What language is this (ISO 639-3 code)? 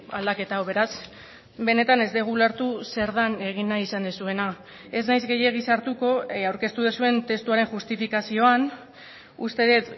eus